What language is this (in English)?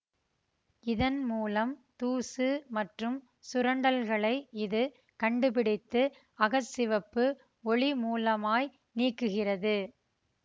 Tamil